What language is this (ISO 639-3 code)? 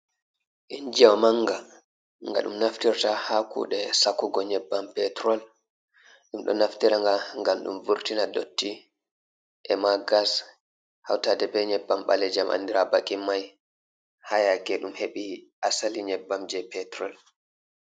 ful